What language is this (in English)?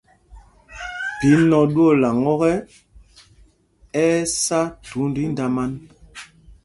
Mpumpong